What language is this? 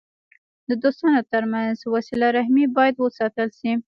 Pashto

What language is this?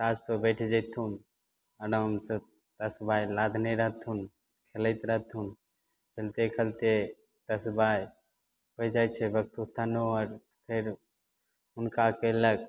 Maithili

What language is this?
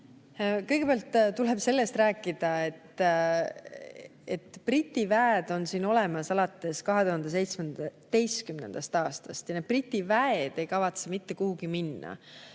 Estonian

